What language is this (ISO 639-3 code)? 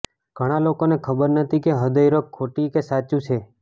guj